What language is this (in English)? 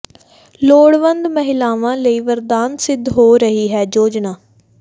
Punjabi